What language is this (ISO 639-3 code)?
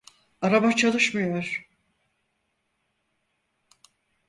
tur